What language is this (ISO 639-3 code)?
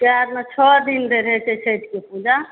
mai